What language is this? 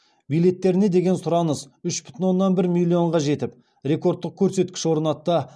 Kazakh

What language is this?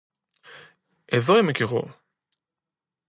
Greek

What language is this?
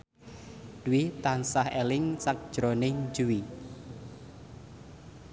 Javanese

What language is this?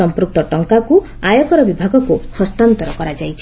Odia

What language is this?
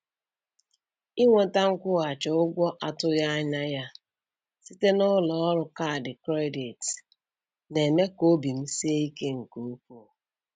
Igbo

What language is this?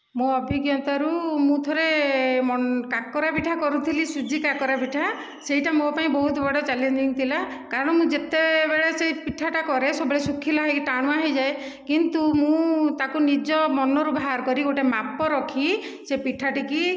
Odia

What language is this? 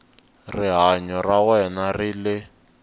Tsonga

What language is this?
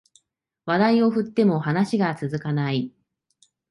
Japanese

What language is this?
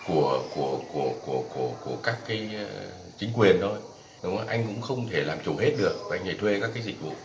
Vietnamese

